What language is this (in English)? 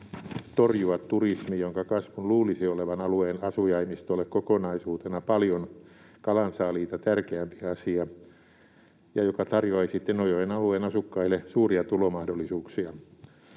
Finnish